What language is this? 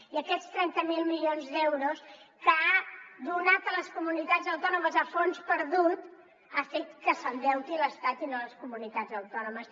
Catalan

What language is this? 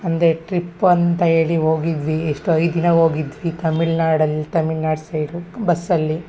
Kannada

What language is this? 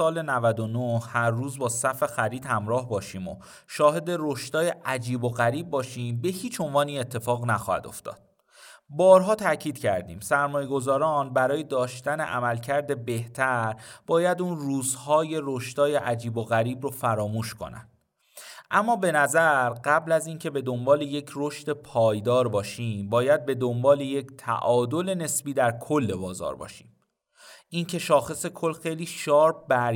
Persian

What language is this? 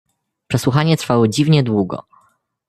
Polish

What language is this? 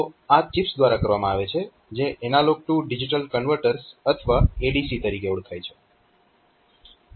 Gujarati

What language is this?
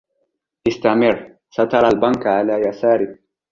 Arabic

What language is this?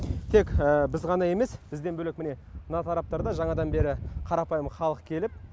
Kazakh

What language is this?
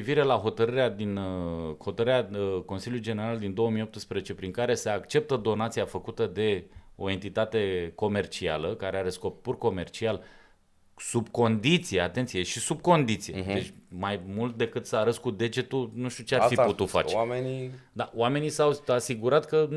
Romanian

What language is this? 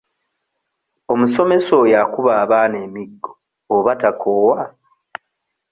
Ganda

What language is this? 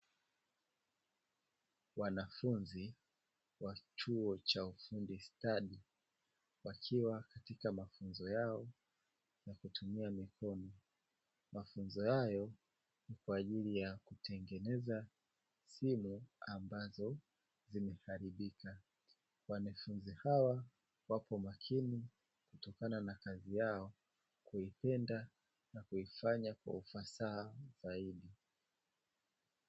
Swahili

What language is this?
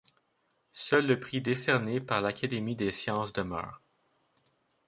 French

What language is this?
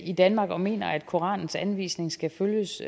Danish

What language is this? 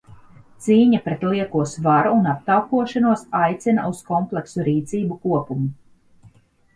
Latvian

